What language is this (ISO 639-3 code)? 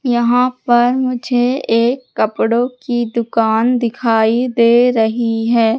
hin